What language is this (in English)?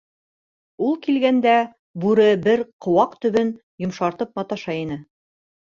Bashkir